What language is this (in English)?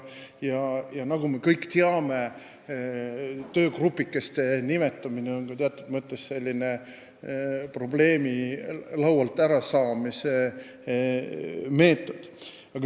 Estonian